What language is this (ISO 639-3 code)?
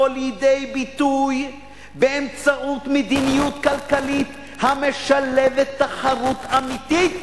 heb